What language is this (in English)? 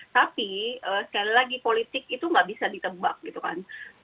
Indonesian